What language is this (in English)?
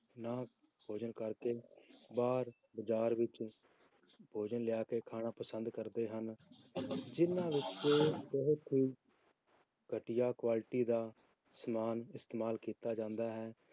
Punjabi